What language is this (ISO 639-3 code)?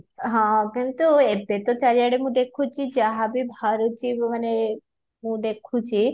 ori